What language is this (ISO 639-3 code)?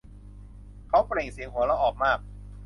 tha